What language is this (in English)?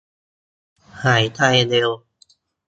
Thai